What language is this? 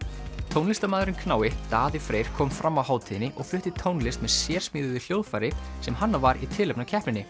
Icelandic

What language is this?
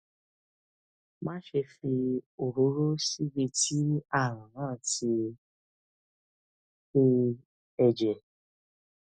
Yoruba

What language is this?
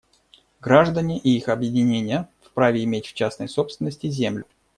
Russian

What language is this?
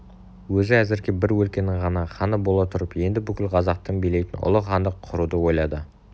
Kazakh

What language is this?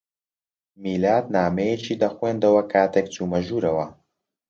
Central Kurdish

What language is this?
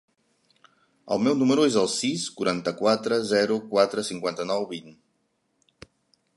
Catalan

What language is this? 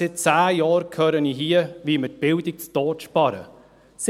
Swiss German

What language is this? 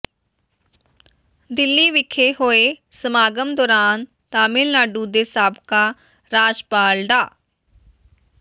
Punjabi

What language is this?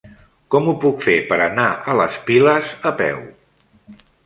Catalan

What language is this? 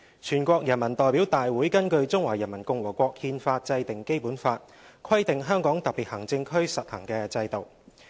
Cantonese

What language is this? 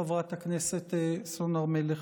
Hebrew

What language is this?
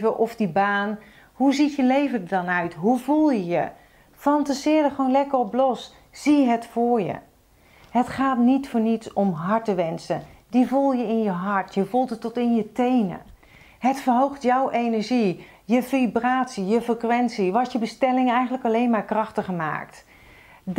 Dutch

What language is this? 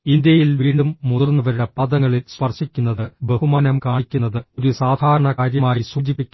Malayalam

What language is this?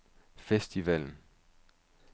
Danish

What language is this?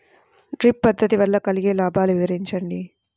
Telugu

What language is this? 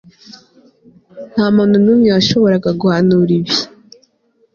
Kinyarwanda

